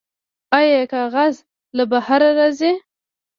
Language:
Pashto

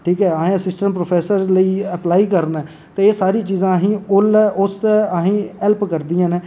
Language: Dogri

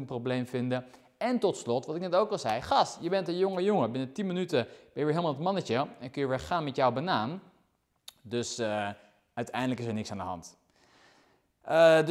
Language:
Dutch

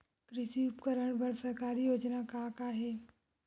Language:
Chhattisgarhi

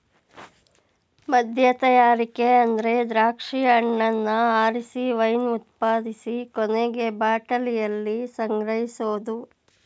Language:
Kannada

